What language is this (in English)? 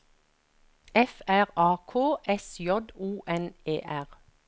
Norwegian